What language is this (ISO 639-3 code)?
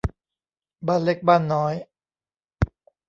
tha